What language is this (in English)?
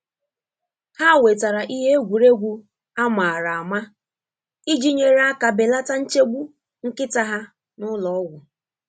Igbo